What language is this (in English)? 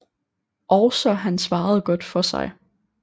Danish